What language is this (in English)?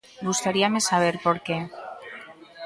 Galician